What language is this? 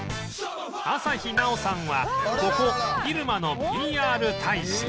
Japanese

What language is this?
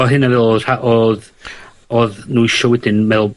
Welsh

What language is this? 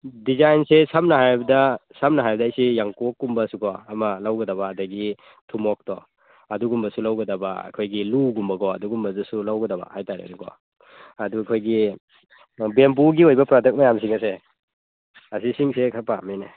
Manipuri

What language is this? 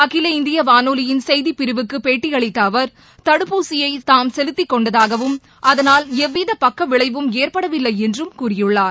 Tamil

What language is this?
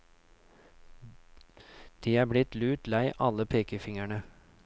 Norwegian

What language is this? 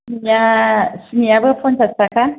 Bodo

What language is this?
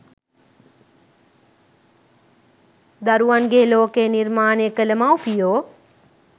Sinhala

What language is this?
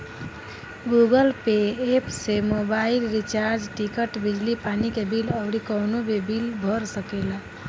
Bhojpuri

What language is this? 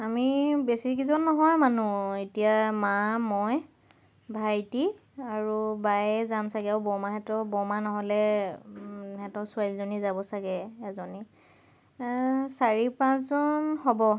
Assamese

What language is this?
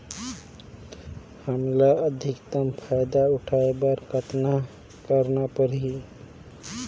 Chhattisgarhi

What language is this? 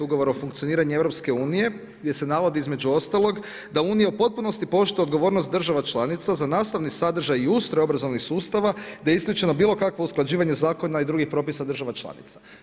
Croatian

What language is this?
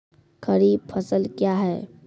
Maithili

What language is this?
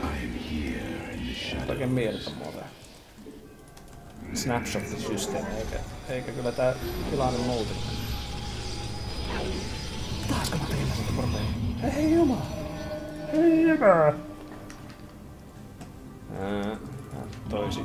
Finnish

